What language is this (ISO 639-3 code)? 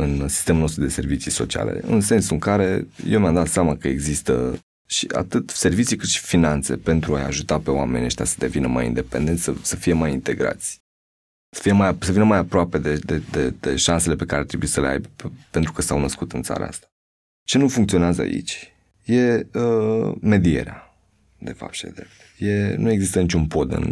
ron